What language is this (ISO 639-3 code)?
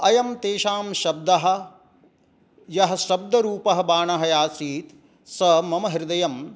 san